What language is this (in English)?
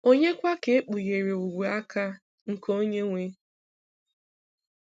Igbo